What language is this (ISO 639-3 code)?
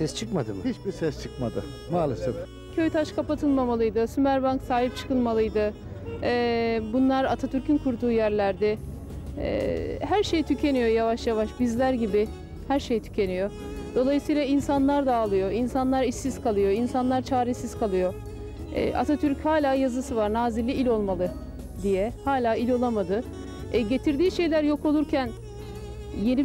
tur